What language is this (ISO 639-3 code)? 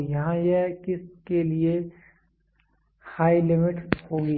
hin